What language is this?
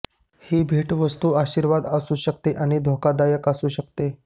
Marathi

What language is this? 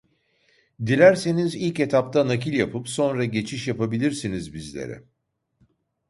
Turkish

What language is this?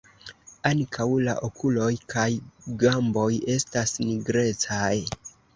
Esperanto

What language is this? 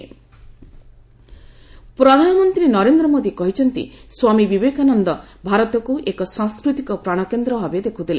Odia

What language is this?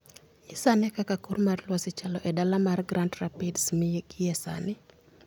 Luo (Kenya and Tanzania)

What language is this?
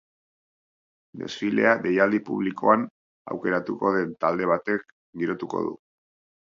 Basque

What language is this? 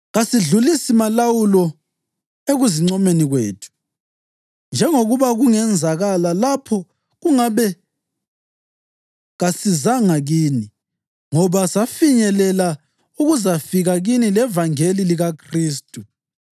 North Ndebele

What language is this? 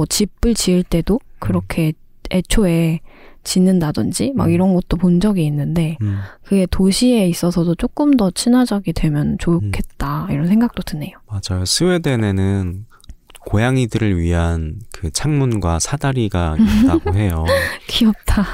Korean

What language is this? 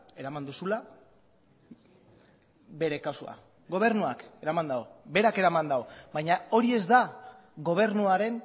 Basque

